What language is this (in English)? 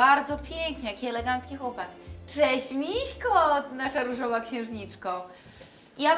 Polish